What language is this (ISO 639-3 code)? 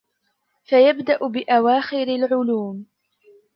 ara